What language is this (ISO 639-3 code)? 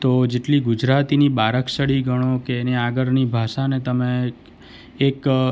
guj